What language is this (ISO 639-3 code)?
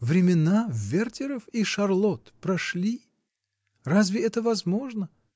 rus